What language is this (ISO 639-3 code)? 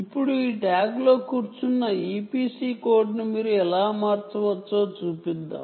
tel